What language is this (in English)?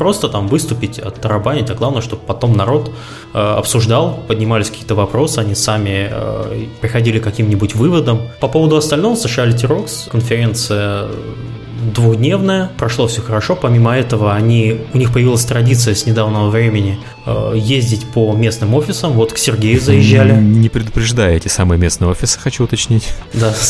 Russian